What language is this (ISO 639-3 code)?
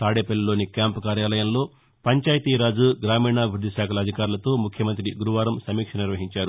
tel